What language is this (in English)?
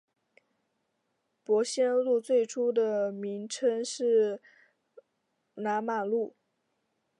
Chinese